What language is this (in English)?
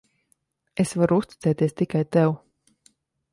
Latvian